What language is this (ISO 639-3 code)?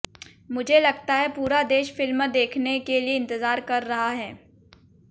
hin